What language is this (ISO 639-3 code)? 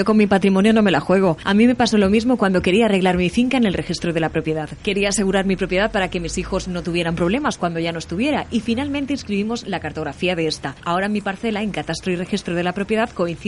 spa